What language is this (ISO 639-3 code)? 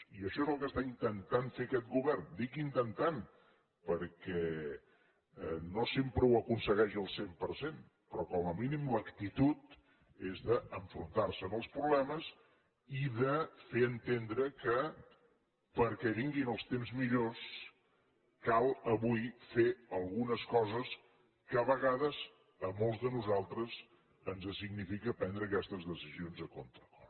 cat